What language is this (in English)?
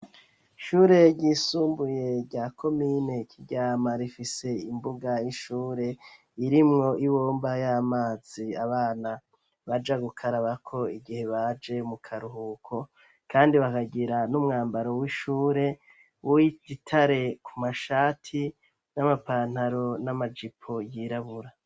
Rundi